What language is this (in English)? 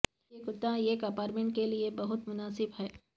Urdu